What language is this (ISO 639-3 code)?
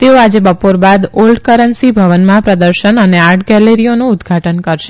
guj